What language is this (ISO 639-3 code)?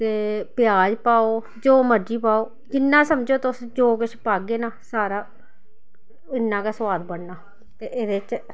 doi